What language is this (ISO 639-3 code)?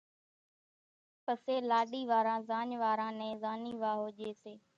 gjk